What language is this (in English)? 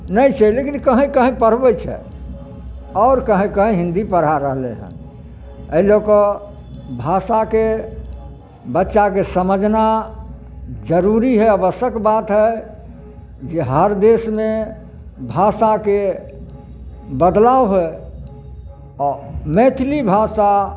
Maithili